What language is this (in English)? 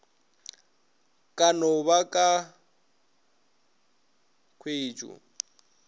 Northern Sotho